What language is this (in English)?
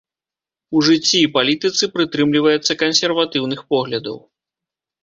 Belarusian